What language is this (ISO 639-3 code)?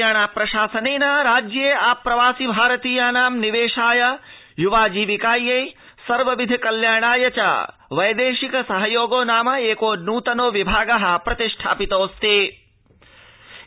san